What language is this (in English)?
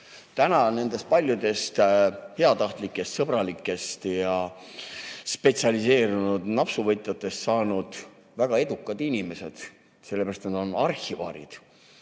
Estonian